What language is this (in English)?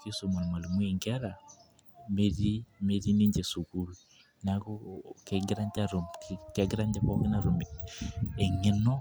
Masai